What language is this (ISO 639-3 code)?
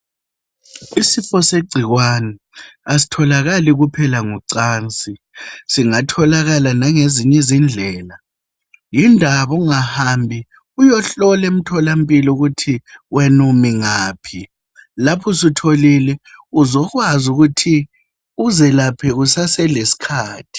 nde